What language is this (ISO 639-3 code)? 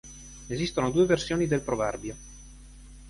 ita